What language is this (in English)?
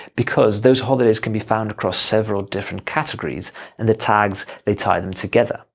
English